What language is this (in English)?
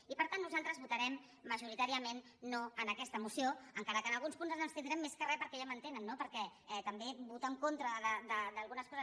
Catalan